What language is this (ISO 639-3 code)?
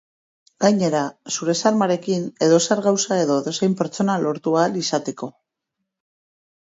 eus